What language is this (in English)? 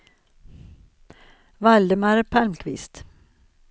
Swedish